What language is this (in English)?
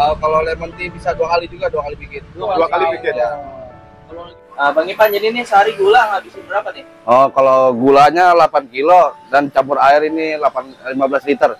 Indonesian